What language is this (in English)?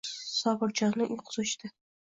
Uzbek